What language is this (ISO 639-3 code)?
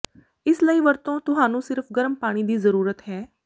pan